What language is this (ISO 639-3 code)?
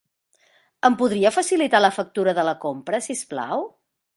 cat